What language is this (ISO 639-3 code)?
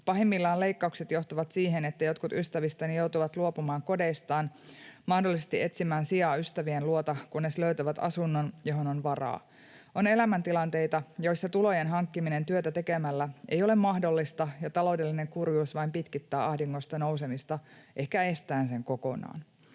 fin